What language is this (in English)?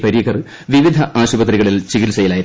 Malayalam